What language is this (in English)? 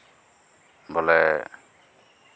Santali